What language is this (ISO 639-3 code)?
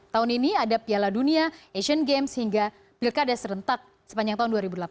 ind